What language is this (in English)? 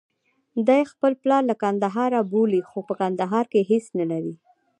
Pashto